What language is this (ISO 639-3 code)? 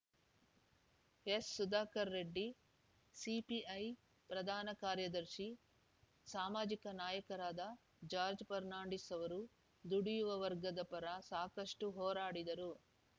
kan